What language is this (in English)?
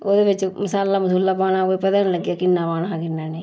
Dogri